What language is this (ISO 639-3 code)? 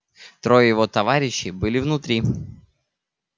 rus